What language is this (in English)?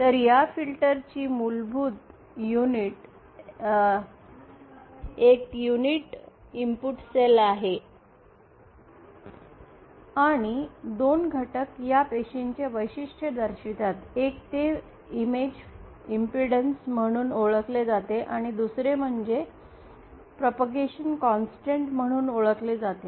Marathi